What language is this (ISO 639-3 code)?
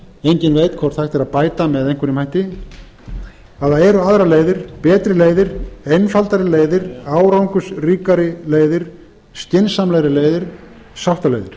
isl